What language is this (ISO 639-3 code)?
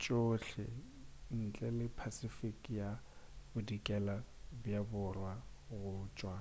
nso